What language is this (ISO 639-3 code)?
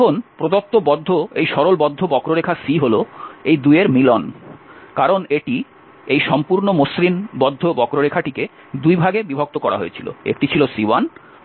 ben